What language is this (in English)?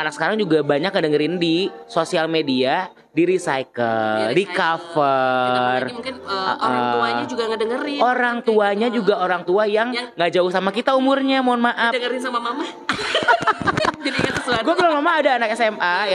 Indonesian